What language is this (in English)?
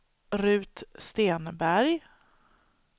Swedish